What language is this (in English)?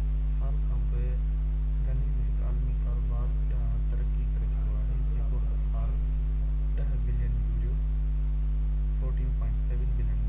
Sindhi